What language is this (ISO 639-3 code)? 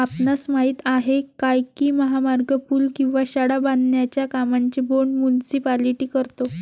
mar